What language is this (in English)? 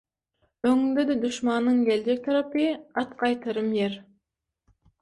Turkmen